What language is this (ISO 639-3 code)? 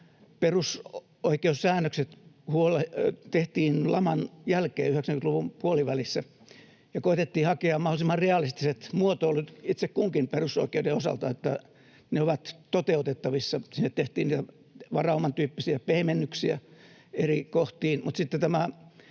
fin